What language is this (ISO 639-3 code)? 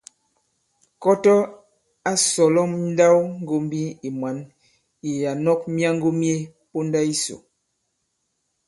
abb